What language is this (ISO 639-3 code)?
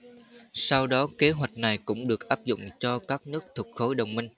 vie